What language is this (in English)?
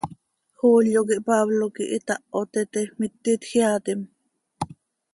Seri